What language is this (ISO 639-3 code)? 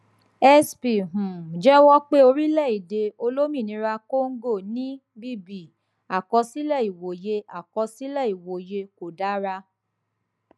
yor